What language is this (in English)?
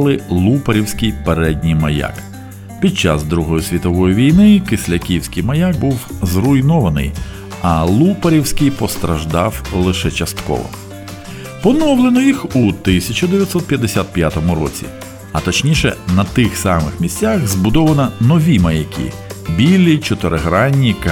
Ukrainian